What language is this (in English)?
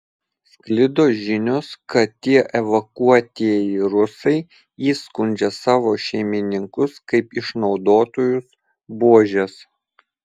Lithuanian